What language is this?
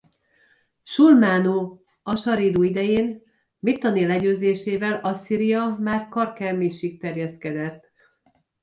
Hungarian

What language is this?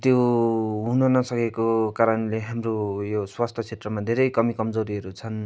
Nepali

